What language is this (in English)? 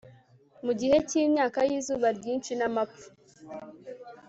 Kinyarwanda